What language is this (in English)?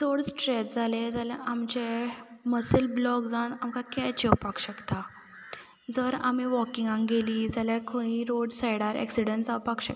Konkani